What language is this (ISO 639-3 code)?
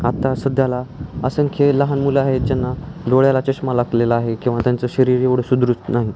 mar